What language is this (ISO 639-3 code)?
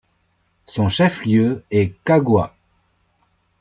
fra